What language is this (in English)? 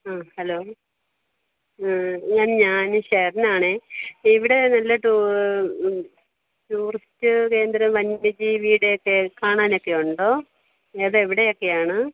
Malayalam